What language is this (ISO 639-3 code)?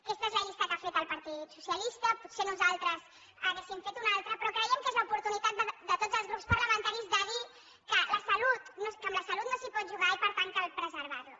cat